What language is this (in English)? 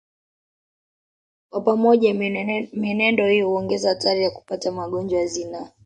Swahili